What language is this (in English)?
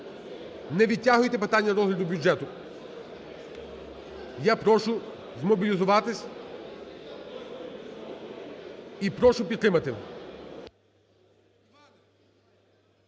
Ukrainian